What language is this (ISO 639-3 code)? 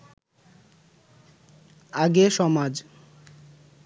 ben